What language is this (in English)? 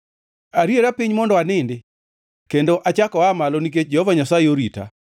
Luo (Kenya and Tanzania)